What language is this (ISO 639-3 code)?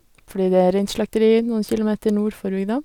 nor